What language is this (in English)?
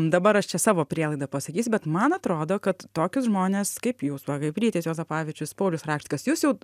Lithuanian